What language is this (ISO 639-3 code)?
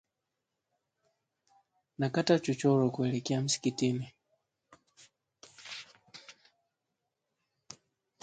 swa